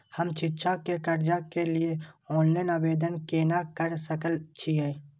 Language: Maithili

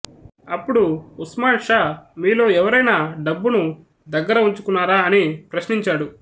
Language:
Telugu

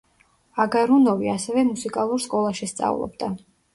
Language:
Georgian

